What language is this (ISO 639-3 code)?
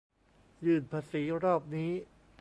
tha